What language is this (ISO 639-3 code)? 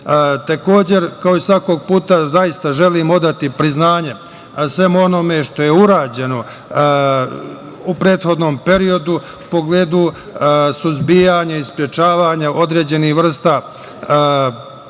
srp